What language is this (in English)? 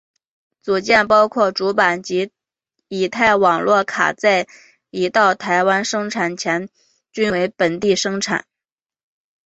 Chinese